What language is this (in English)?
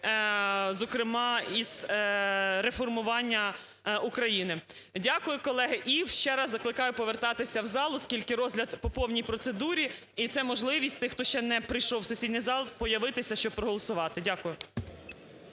Ukrainian